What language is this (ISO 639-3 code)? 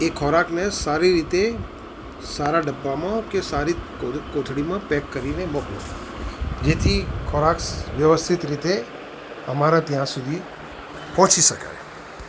guj